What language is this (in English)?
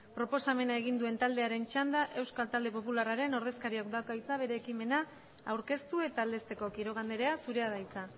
Basque